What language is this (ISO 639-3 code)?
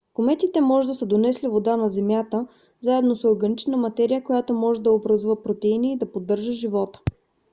bul